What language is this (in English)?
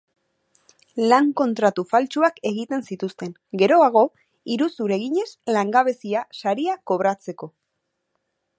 Basque